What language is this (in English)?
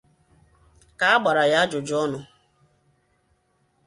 Igbo